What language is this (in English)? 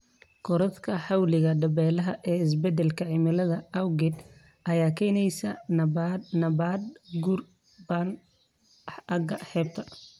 Somali